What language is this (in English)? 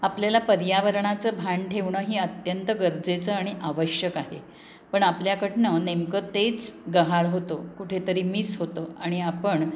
Marathi